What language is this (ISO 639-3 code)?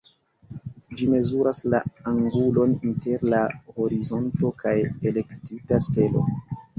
epo